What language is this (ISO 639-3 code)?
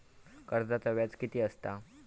mar